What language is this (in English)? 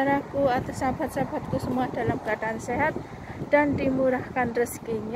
Indonesian